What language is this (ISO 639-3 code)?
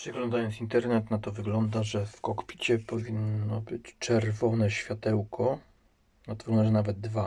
pol